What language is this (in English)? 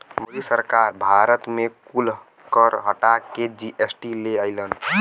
Bhojpuri